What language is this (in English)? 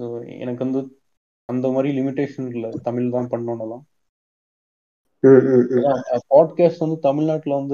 Tamil